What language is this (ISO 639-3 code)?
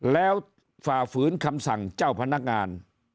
tha